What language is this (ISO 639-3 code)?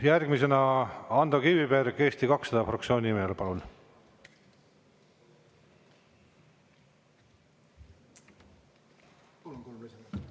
est